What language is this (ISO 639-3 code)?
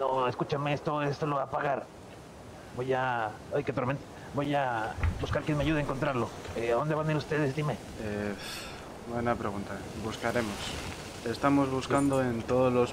spa